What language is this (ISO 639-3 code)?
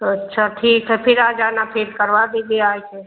hin